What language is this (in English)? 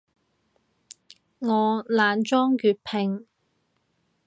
Cantonese